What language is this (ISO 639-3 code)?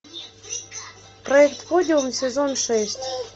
rus